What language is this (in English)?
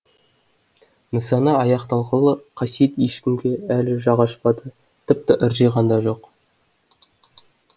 Kazakh